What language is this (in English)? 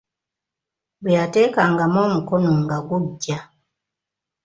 Ganda